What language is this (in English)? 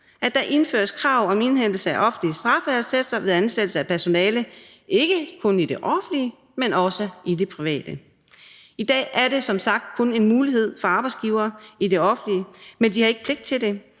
Danish